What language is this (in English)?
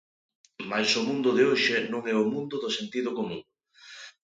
Galician